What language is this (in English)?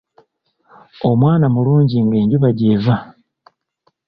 Ganda